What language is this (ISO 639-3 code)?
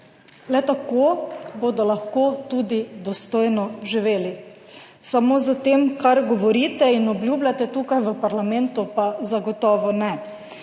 slv